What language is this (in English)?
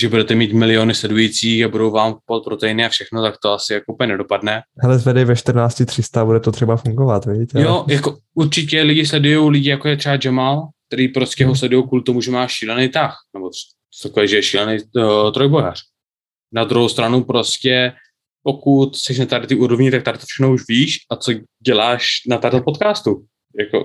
Czech